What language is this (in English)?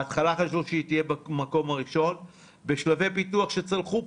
Hebrew